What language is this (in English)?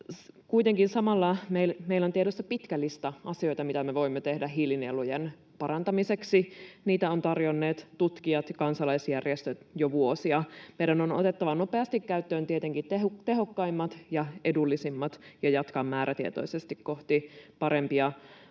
Finnish